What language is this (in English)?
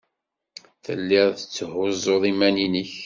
Kabyle